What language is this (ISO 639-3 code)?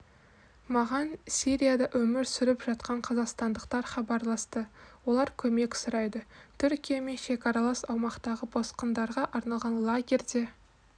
kaz